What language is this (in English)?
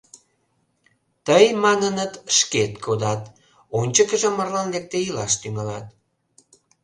Mari